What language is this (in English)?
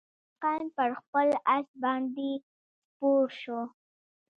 Pashto